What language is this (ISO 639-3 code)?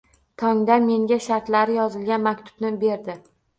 uzb